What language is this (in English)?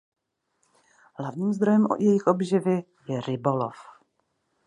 Czech